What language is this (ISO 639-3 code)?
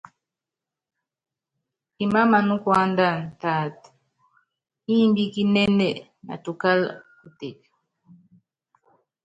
yav